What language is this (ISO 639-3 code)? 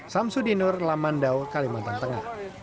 ind